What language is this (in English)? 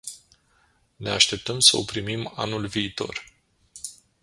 Romanian